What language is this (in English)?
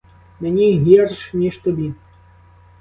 Ukrainian